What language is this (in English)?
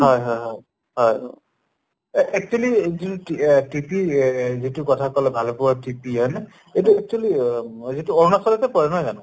Assamese